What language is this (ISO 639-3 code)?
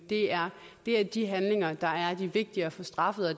dan